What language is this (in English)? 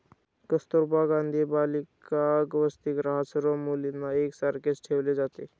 Marathi